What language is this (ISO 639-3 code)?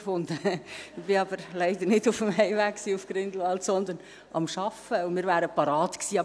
gsw